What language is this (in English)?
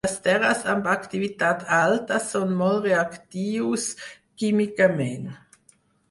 Catalan